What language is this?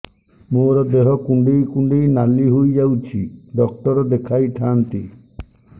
Odia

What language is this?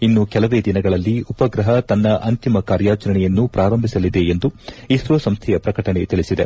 Kannada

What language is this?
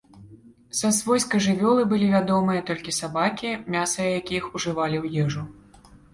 Belarusian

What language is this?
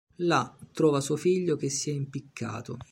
Italian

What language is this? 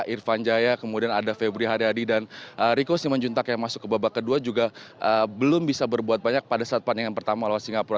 Indonesian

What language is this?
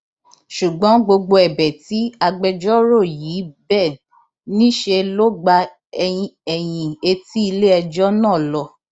Yoruba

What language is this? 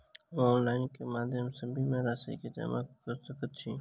Maithili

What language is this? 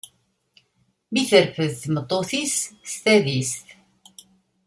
Kabyle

